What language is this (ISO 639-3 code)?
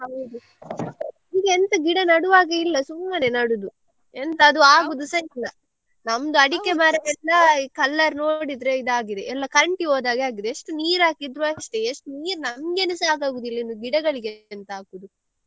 kan